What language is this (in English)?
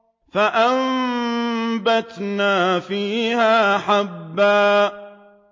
Arabic